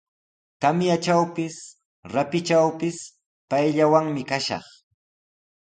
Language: Sihuas Ancash Quechua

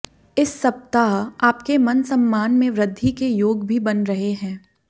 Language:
Hindi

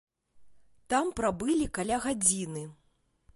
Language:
Belarusian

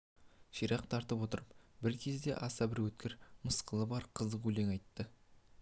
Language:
Kazakh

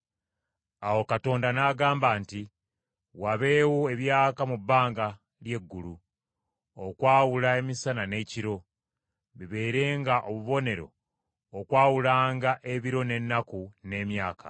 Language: Ganda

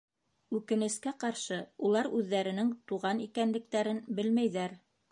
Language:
Bashkir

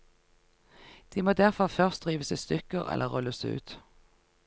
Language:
Norwegian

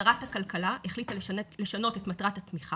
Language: Hebrew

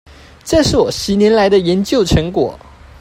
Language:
Chinese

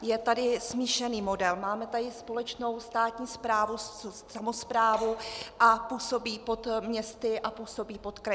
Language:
Czech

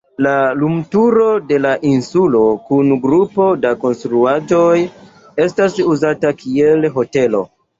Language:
Esperanto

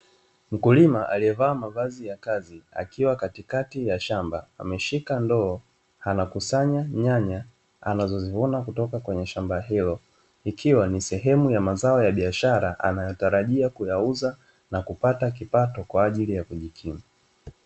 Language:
Swahili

